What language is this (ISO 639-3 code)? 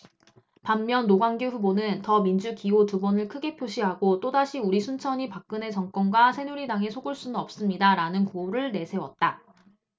kor